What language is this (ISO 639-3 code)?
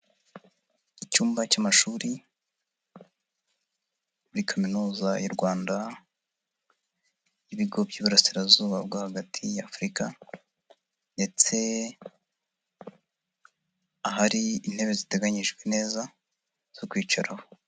kin